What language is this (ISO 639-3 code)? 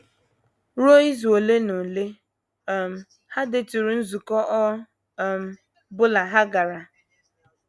ibo